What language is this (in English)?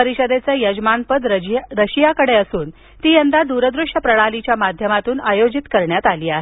Marathi